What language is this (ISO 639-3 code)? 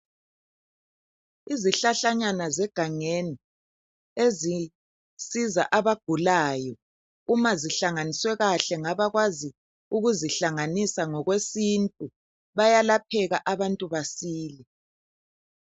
nde